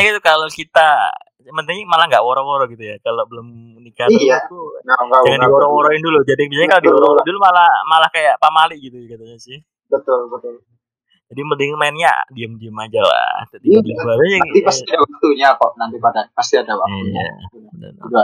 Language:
Indonesian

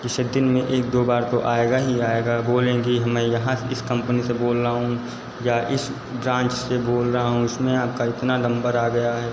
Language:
Hindi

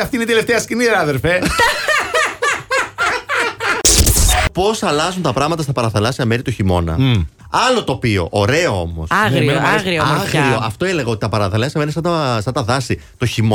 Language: Greek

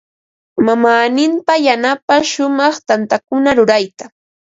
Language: Ambo-Pasco Quechua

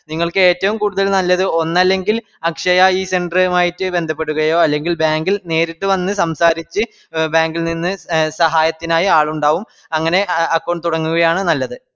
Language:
Malayalam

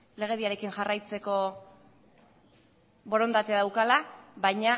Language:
Basque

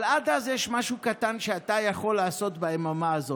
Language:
Hebrew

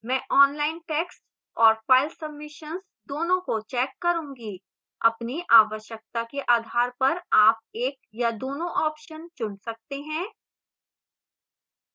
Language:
Hindi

